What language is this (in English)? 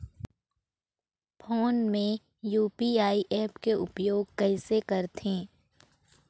Chhattisgarhi